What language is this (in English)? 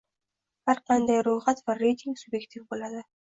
Uzbek